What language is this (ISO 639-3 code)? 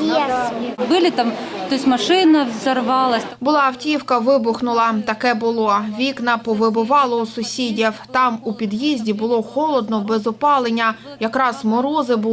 ukr